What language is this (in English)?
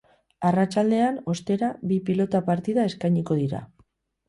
Basque